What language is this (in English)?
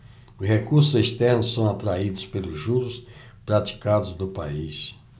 Portuguese